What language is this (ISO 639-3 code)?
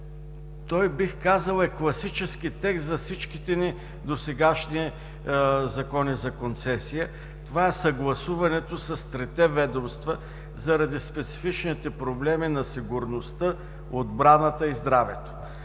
bul